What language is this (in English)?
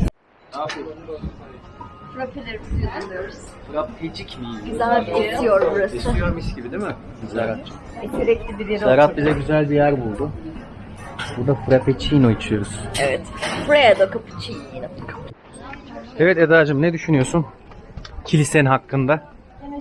Turkish